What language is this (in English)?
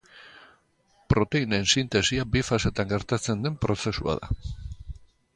Basque